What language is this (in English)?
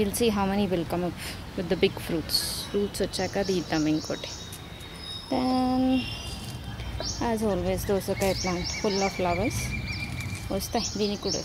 English